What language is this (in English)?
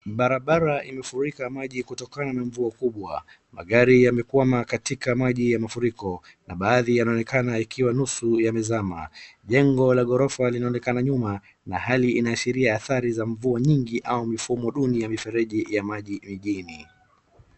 Swahili